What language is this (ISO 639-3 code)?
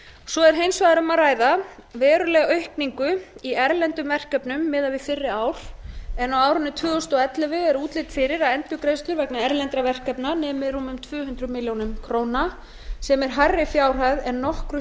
isl